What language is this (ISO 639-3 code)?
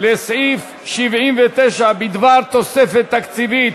heb